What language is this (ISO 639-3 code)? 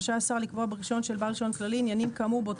heb